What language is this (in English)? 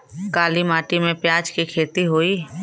Bhojpuri